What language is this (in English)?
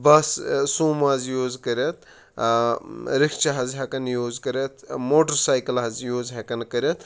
Kashmiri